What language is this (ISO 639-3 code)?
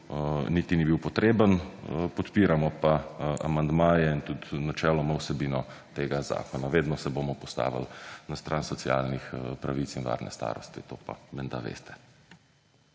slv